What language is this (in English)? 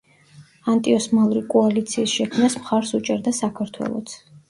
Georgian